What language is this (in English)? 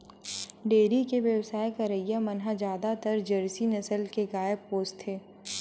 Chhattisgarhi